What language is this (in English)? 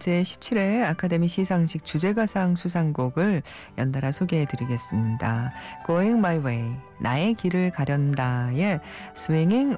Korean